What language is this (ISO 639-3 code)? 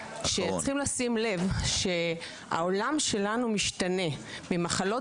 heb